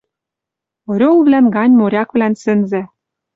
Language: Western Mari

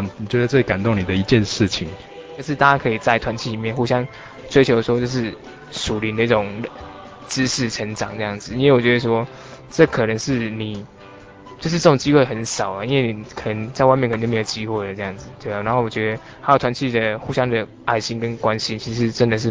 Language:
Chinese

